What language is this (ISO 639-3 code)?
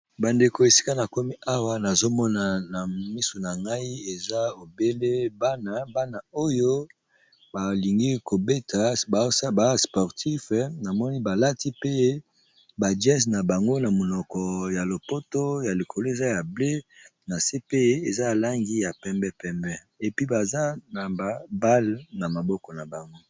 lin